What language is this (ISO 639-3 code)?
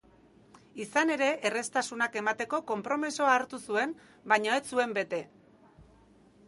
eus